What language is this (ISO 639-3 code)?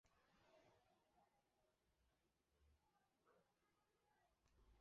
zho